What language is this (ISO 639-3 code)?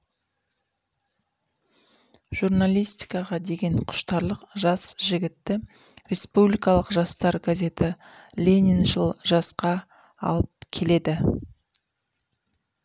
kaz